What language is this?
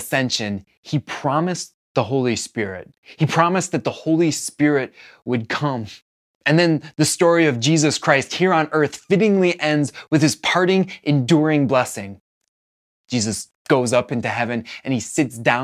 English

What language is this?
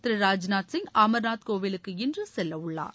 Tamil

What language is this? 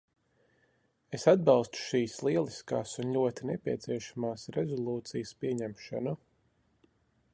Latvian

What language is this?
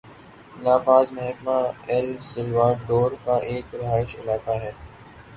Urdu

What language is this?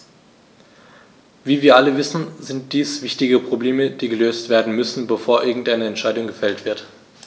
German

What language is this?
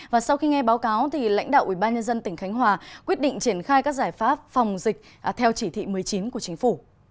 Vietnamese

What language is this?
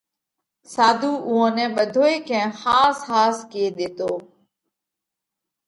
Parkari Koli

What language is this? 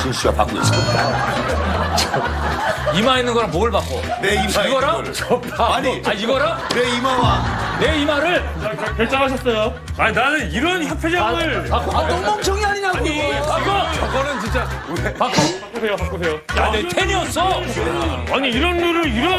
Korean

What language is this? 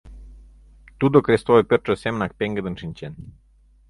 Mari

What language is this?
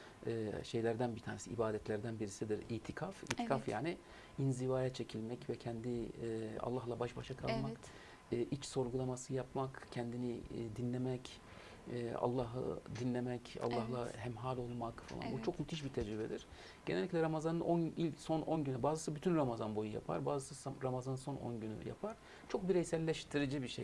Turkish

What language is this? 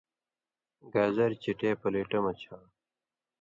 Indus Kohistani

